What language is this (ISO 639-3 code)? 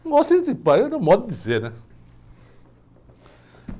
por